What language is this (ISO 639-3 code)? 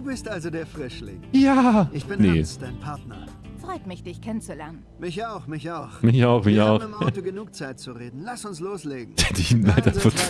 deu